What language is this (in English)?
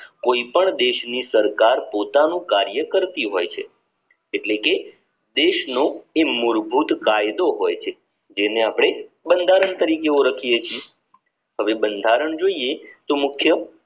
Gujarati